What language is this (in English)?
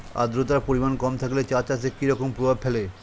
Bangla